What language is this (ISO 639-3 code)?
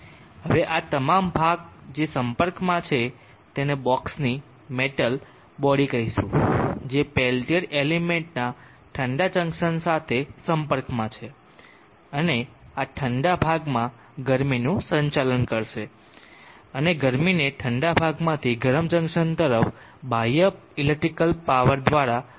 guj